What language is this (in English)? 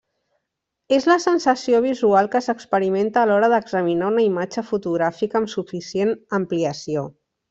Catalan